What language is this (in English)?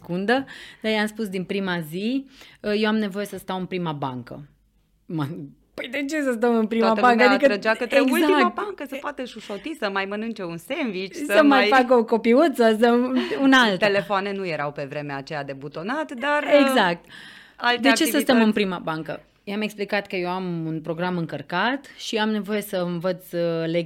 Romanian